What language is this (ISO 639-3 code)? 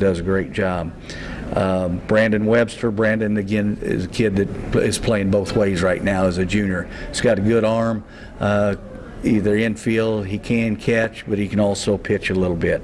eng